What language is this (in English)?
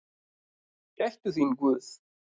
Icelandic